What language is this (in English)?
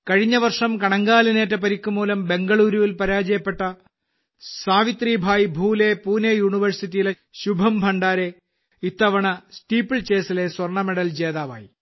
Malayalam